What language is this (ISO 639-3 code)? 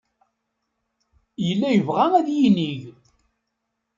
kab